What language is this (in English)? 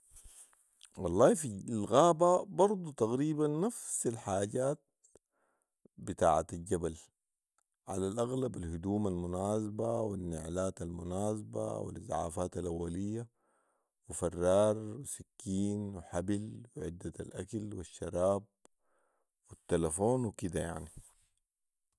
Sudanese Arabic